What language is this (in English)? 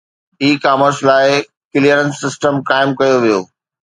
Sindhi